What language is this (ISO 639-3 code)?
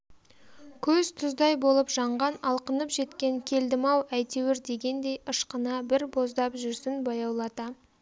kaz